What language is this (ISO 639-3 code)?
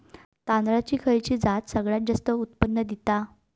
mar